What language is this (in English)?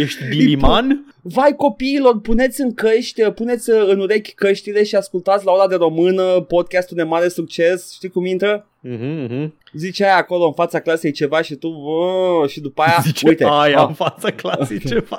Romanian